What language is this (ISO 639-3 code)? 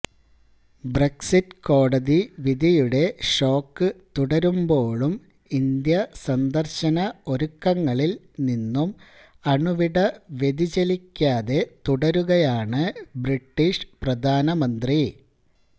mal